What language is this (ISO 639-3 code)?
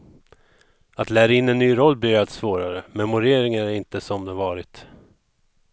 swe